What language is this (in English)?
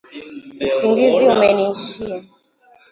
Swahili